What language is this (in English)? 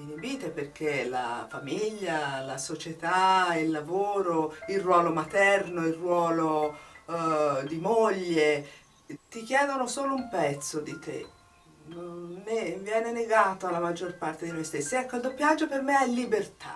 Italian